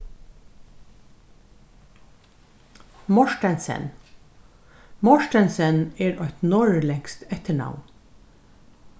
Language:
Faroese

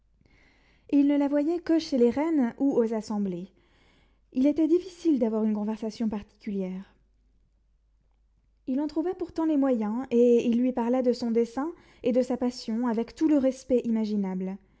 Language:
French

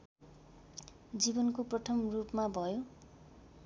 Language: Nepali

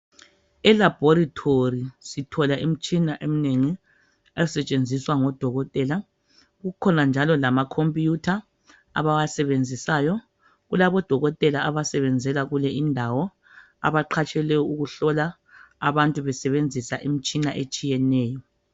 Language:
North Ndebele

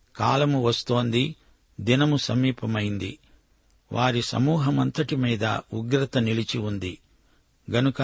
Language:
Telugu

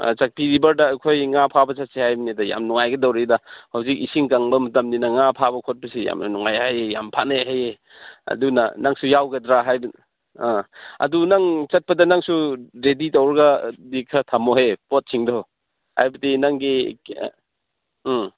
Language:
Manipuri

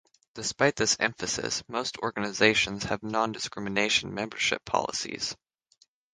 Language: English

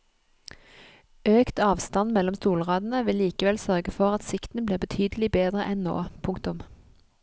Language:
Norwegian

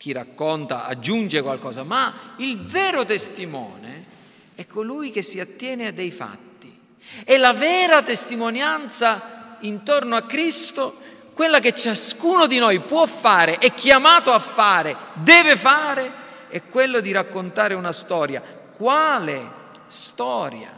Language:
Italian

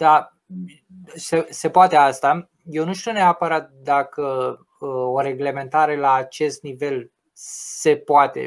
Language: Romanian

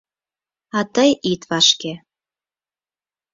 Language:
Mari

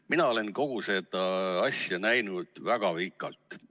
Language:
Estonian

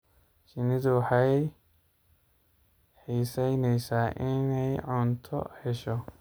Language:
Somali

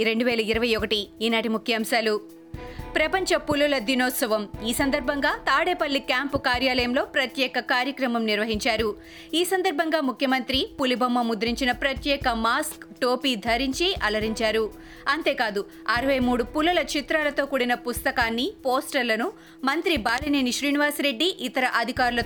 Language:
Telugu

